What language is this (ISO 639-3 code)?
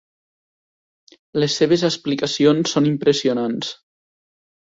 cat